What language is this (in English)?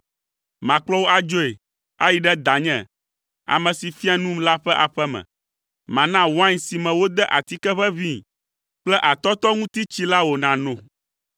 Ewe